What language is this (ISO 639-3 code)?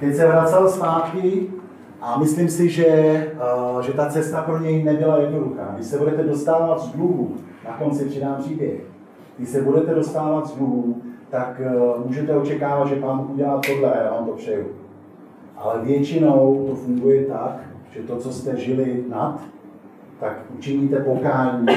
ces